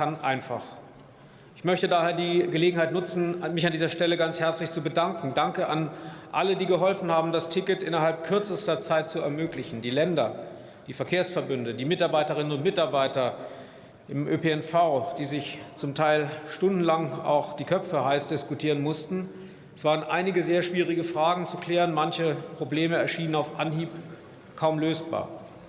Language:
German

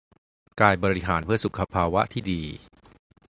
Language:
Thai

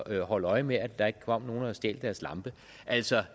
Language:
Danish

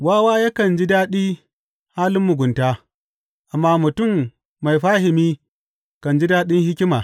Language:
Hausa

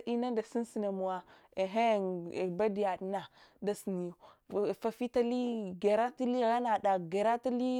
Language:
Hwana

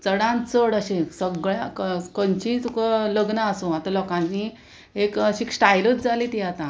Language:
Konkani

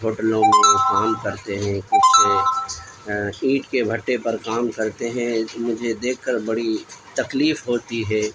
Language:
Urdu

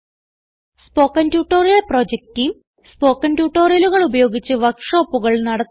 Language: Malayalam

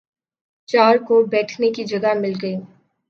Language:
Urdu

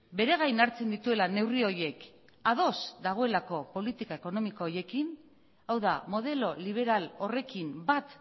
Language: Basque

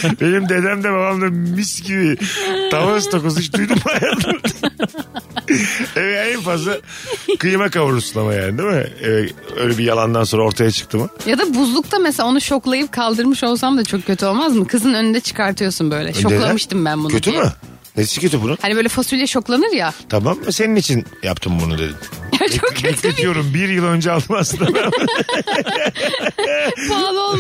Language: Turkish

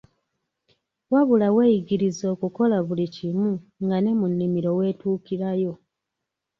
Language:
Ganda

